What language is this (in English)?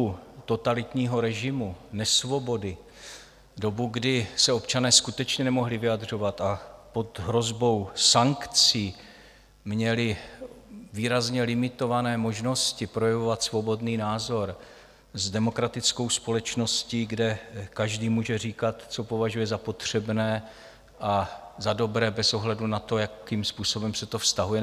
Czech